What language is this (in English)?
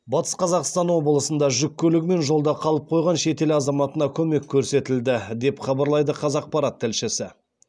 Kazakh